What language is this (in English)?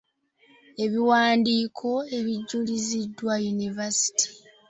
Ganda